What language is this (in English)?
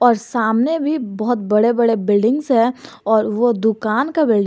Hindi